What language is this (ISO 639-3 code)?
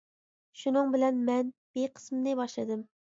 uig